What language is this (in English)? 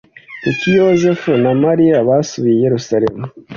Kinyarwanda